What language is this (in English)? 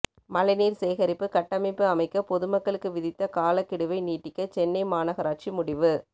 Tamil